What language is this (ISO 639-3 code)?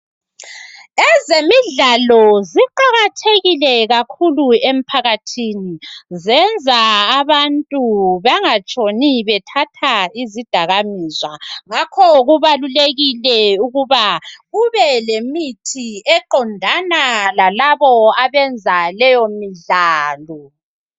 nde